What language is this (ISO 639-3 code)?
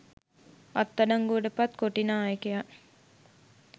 sin